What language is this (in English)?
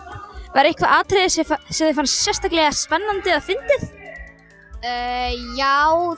Icelandic